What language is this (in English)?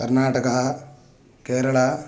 Sanskrit